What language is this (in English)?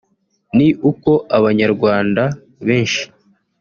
Kinyarwanda